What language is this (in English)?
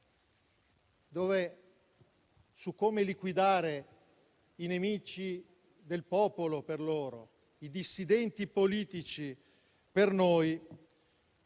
Italian